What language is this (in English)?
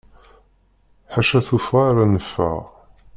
Kabyle